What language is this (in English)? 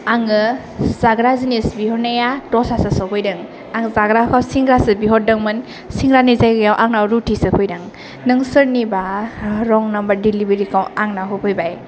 Bodo